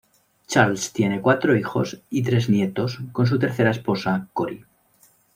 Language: Spanish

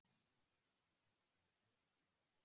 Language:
Icelandic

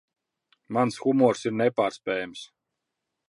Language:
Latvian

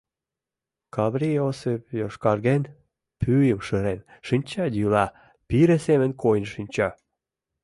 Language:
Mari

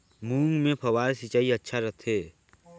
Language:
Chhattisgarhi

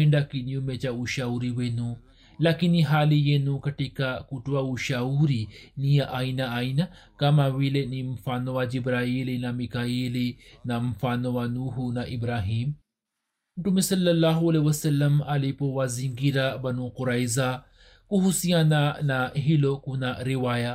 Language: Swahili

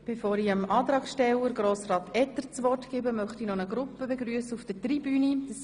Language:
Swiss German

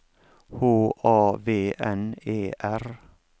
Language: Norwegian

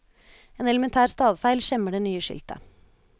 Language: Norwegian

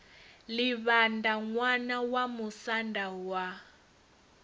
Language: Venda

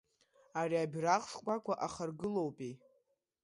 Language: Abkhazian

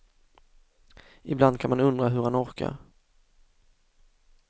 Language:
Swedish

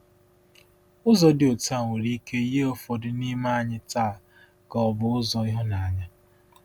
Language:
Igbo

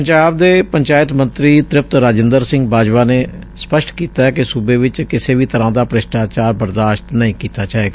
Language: Punjabi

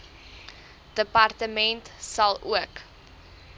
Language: Afrikaans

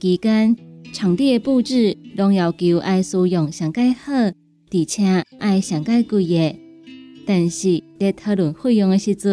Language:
Chinese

